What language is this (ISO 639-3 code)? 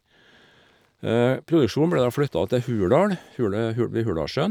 nor